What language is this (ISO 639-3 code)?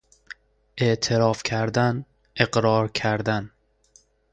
fas